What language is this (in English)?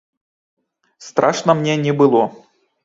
Belarusian